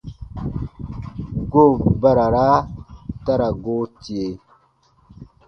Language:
Baatonum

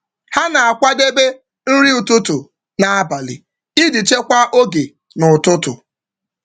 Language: Igbo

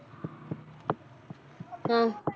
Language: Punjabi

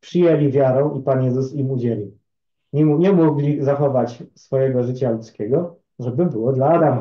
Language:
Polish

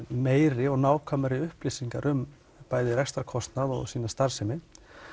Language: Icelandic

